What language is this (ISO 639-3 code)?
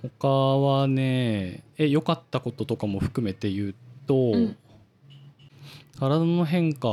jpn